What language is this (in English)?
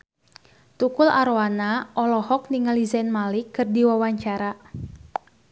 Sundanese